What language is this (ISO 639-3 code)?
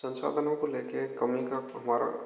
hin